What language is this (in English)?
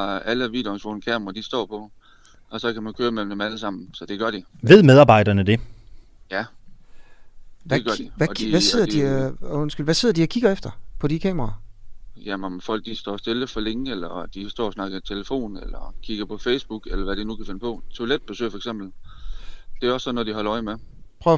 Danish